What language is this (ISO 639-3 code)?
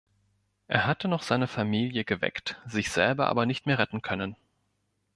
deu